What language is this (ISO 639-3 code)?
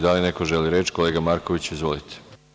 srp